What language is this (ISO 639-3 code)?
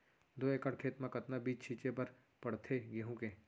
hne